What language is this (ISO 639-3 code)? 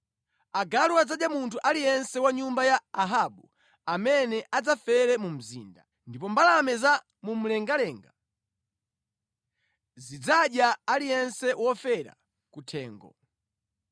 nya